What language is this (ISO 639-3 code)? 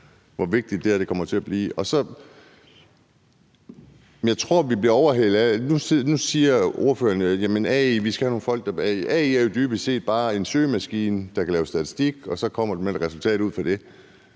dan